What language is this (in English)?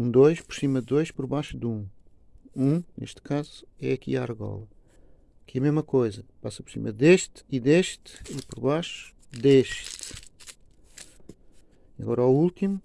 Portuguese